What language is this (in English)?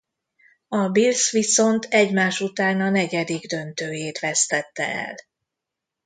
Hungarian